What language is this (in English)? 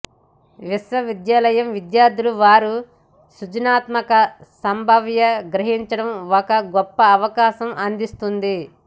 Telugu